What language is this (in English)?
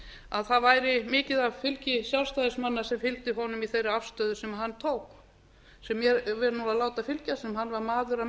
Icelandic